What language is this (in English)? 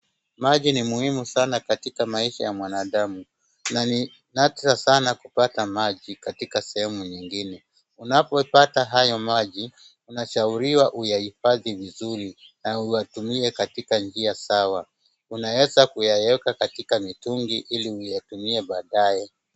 Swahili